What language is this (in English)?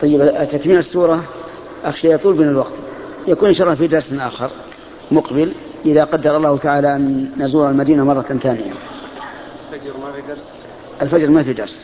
Arabic